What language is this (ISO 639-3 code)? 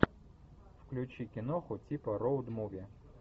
rus